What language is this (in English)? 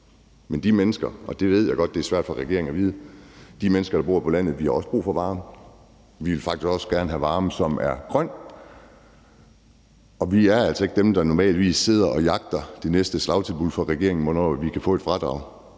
Danish